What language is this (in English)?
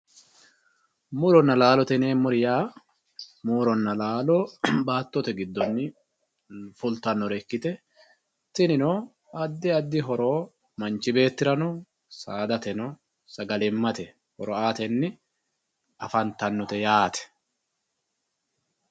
Sidamo